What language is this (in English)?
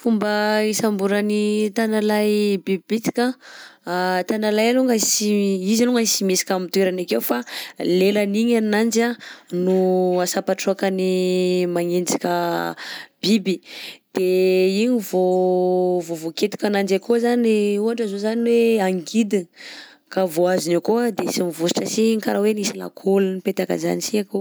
Southern Betsimisaraka Malagasy